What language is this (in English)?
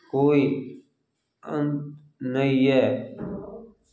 Maithili